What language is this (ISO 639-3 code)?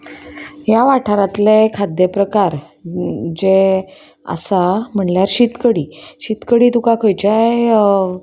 kok